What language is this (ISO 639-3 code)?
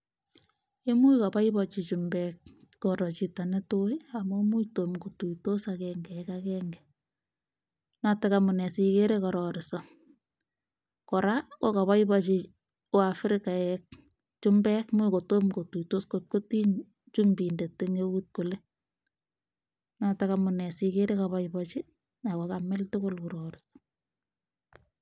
kln